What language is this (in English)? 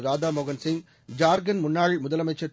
Tamil